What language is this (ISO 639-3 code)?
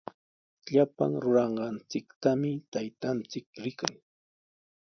qws